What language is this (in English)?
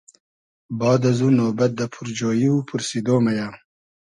Hazaragi